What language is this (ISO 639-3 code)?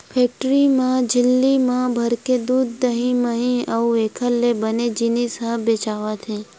hne